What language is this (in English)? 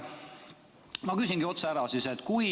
Estonian